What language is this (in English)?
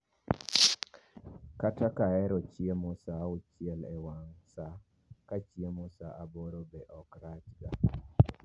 Luo (Kenya and Tanzania)